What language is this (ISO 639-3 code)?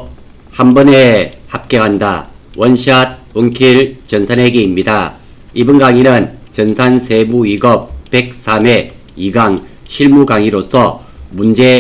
kor